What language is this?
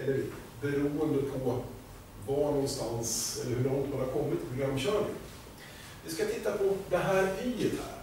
Swedish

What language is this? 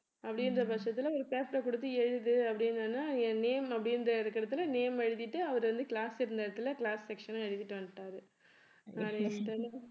Tamil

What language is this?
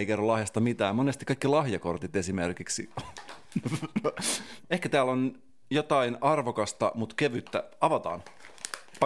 Finnish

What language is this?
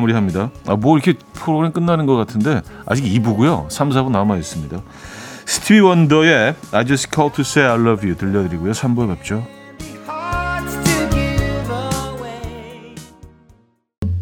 Korean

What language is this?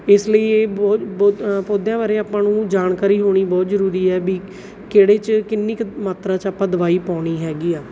Punjabi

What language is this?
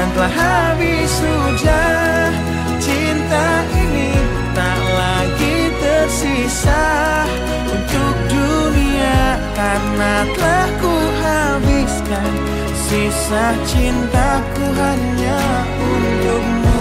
Indonesian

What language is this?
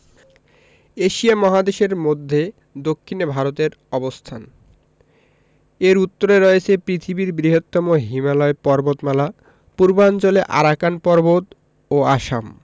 Bangla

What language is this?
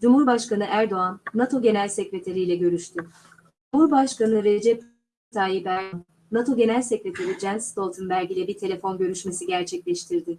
Turkish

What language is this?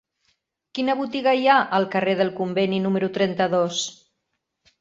Catalan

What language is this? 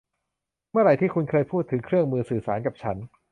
Thai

